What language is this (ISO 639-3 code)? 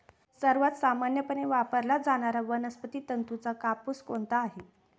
mar